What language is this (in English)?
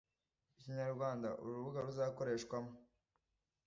Kinyarwanda